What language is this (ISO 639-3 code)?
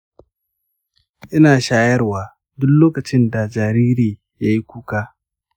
hau